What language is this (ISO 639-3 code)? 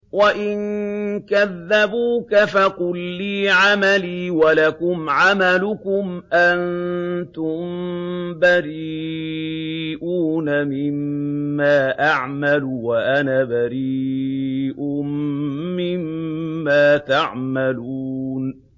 ara